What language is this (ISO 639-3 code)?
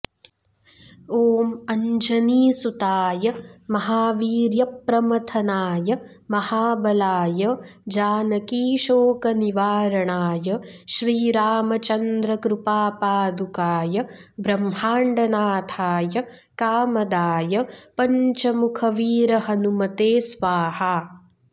san